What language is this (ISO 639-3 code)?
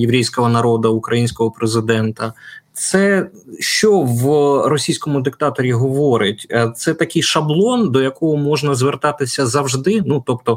ukr